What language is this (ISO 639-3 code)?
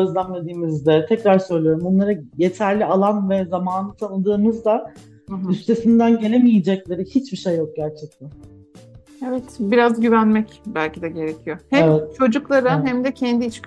tur